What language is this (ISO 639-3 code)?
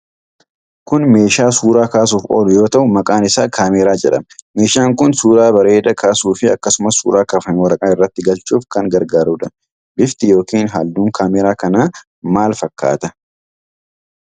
orm